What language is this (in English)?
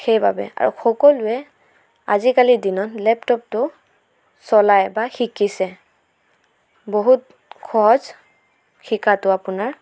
Assamese